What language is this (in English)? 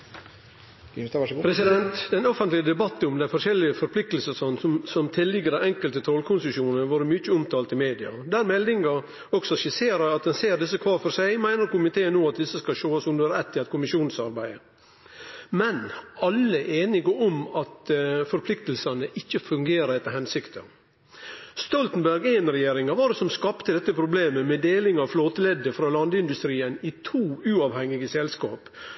Norwegian